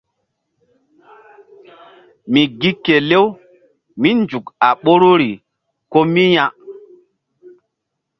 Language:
Mbum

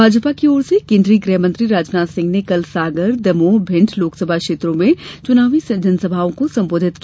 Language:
Hindi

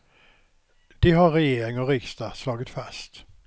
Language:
Swedish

